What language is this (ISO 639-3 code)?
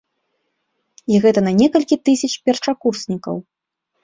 bel